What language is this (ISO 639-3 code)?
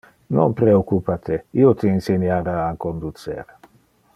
ina